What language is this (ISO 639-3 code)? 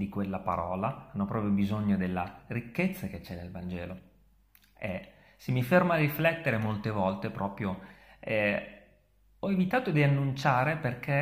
ita